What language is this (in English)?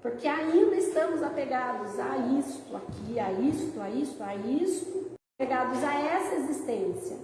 Portuguese